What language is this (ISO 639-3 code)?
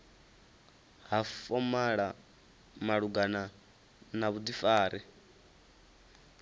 ven